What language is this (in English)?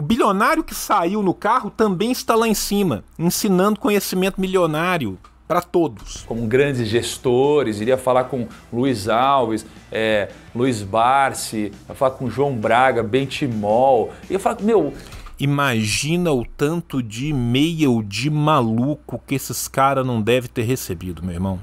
Portuguese